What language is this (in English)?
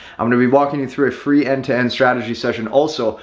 English